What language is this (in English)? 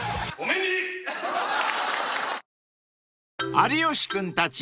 Japanese